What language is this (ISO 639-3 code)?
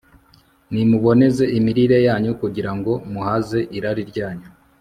kin